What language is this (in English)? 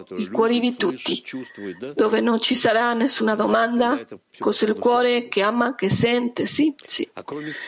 Italian